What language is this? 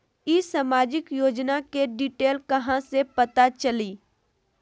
Magahi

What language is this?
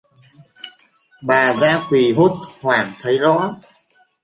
Vietnamese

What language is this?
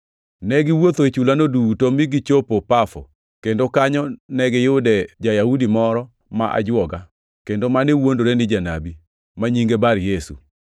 Luo (Kenya and Tanzania)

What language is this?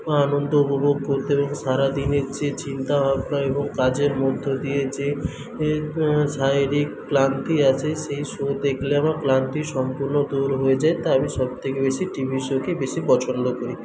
Bangla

